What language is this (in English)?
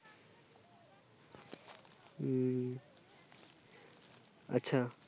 Bangla